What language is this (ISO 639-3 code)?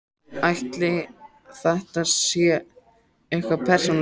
isl